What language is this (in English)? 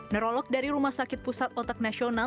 Indonesian